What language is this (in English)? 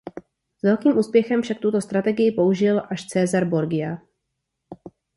Czech